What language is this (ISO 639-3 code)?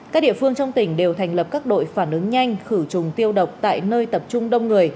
vie